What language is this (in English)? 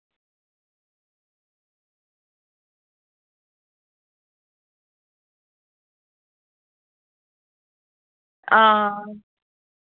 Dogri